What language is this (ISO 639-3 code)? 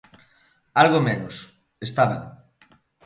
glg